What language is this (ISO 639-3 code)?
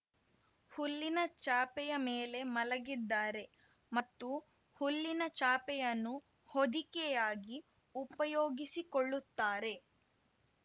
kan